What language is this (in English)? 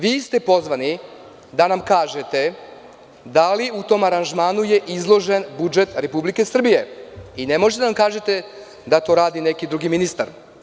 Serbian